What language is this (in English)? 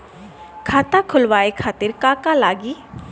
Bhojpuri